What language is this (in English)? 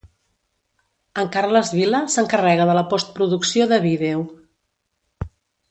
Catalan